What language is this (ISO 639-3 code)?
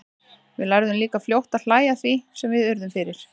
isl